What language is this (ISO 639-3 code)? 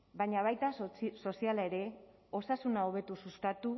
eus